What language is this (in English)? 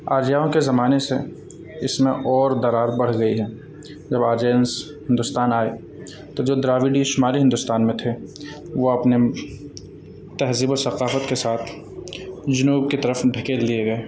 Urdu